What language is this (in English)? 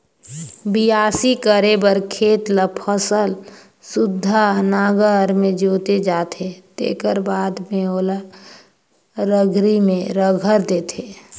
Chhattisgarhi